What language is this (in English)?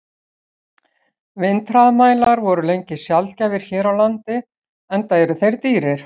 Icelandic